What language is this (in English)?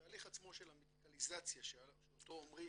Hebrew